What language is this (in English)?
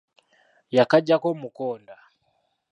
Ganda